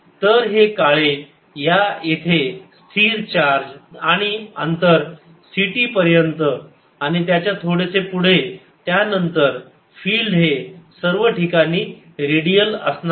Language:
Marathi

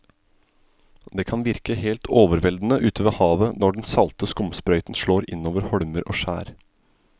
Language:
Norwegian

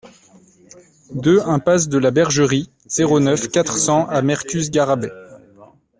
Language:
French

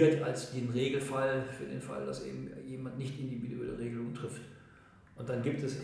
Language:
German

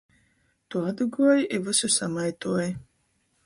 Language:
Latgalian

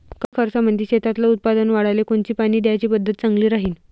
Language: Marathi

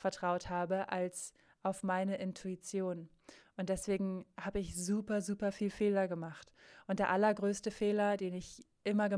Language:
German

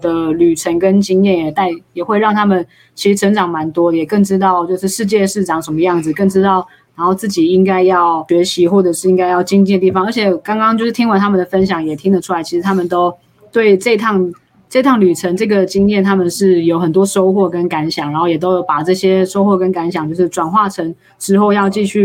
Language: Chinese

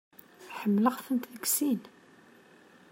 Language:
Kabyle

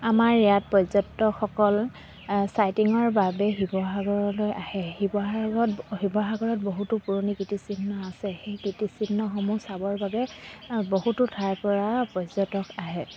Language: Assamese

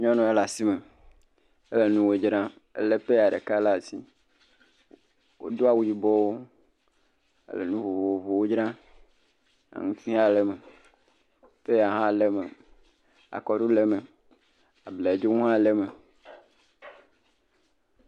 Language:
Ewe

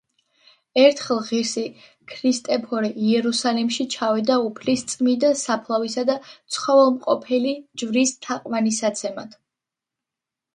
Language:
Georgian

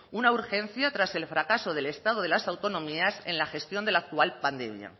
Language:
Spanish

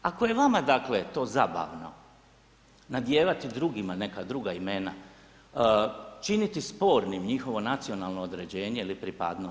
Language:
Croatian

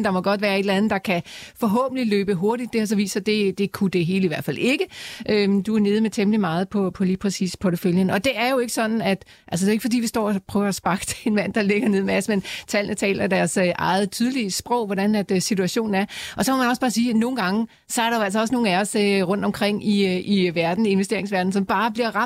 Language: Danish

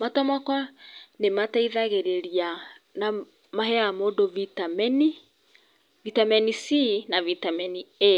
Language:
Kikuyu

